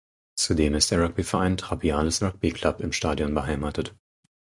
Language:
German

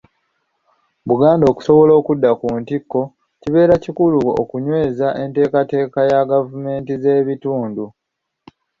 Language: Ganda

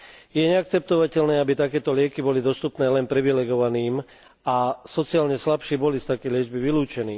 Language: Slovak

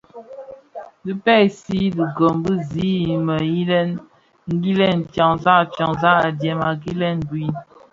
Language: Bafia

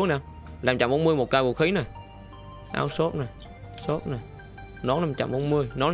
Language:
Vietnamese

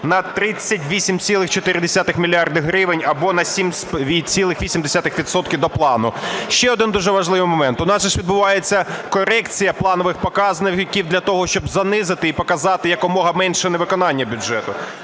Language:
Ukrainian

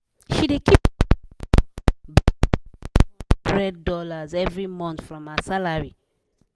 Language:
Nigerian Pidgin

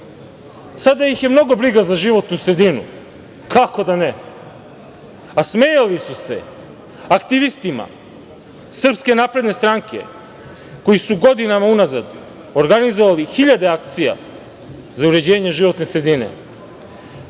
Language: Serbian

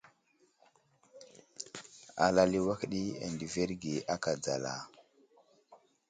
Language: Wuzlam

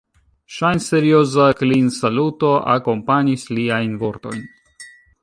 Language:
Esperanto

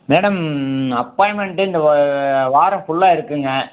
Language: Tamil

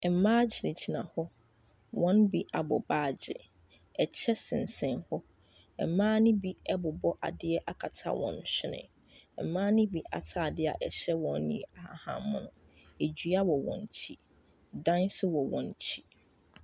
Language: Akan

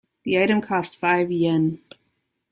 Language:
English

